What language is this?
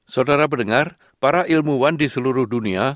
Indonesian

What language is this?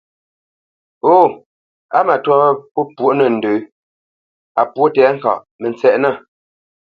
Bamenyam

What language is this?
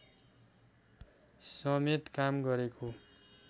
Nepali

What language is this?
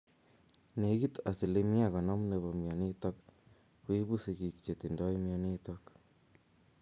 Kalenjin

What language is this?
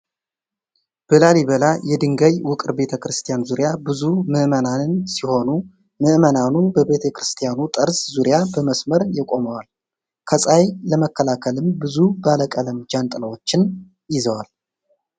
Amharic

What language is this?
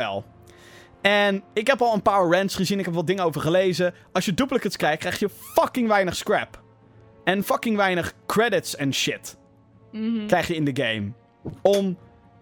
Dutch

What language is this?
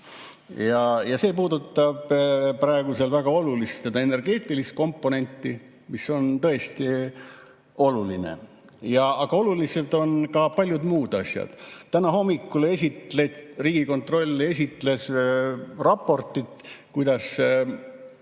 Estonian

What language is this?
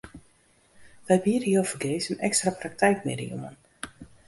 Western Frisian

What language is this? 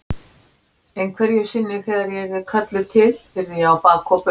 Icelandic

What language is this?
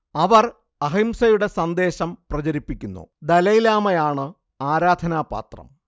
Malayalam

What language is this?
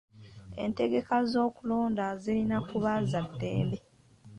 Ganda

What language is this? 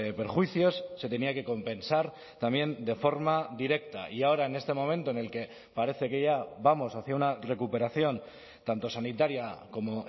Spanish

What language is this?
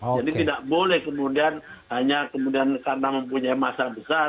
Indonesian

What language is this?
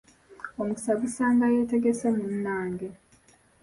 Ganda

